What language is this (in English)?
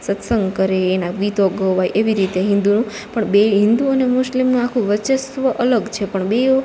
Gujarati